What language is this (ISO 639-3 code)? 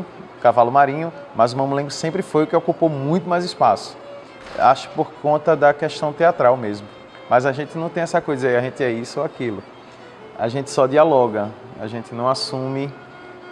por